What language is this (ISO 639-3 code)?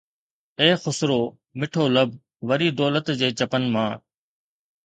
snd